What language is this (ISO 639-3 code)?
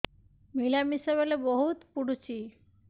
ori